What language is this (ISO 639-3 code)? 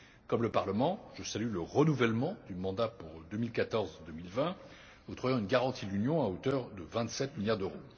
fra